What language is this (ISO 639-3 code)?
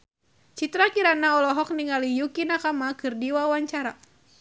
sun